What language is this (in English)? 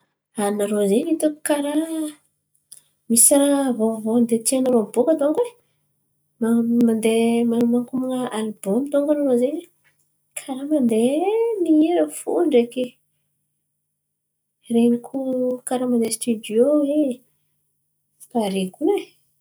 Antankarana Malagasy